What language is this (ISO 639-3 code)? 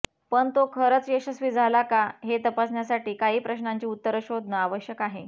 mar